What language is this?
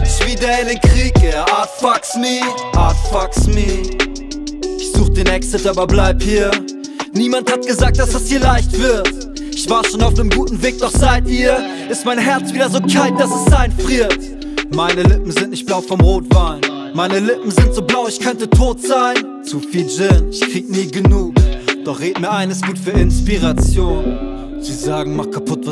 Spanish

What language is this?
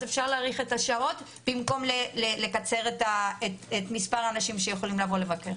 Hebrew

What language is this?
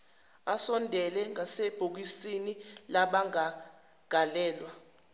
Zulu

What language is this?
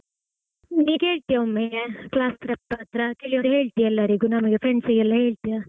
Kannada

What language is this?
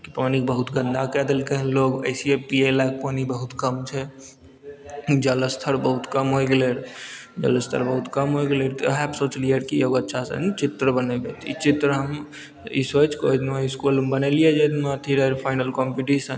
Maithili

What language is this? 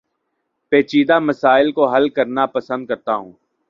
Urdu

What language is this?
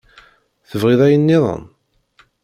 Kabyle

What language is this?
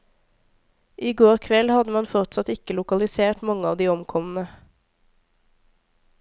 Norwegian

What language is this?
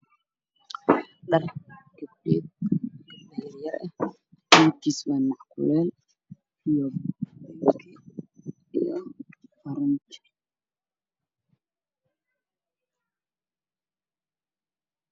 Somali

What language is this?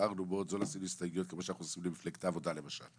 Hebrew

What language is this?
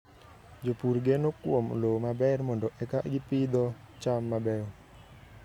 Luo (Kenya and Tanzania)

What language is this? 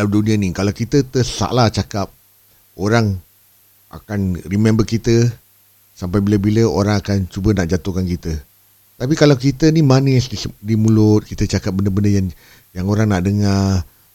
Malay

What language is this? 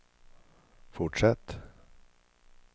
Swedish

